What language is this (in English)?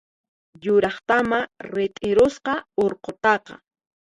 Puno Quechua